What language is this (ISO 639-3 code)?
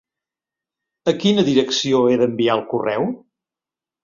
cat